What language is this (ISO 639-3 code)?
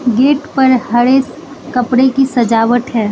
hin